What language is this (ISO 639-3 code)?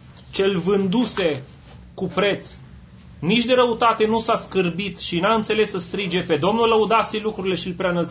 ron